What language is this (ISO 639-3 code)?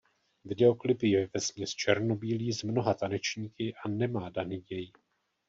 ces